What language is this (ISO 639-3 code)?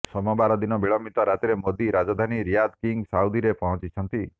ori